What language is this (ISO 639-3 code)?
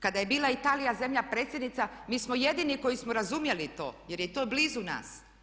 hrv